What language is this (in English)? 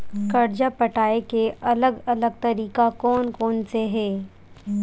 Chhattisgarhi